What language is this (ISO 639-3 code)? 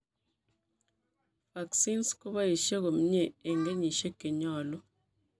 kln